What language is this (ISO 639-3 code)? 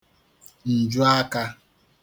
ibo